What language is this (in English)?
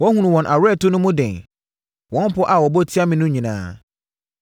Akan